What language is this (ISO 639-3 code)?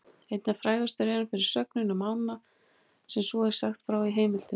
isl